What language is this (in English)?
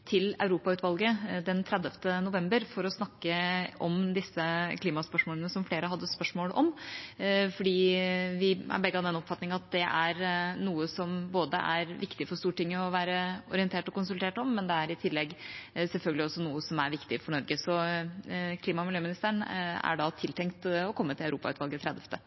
Norwegian Nynorsk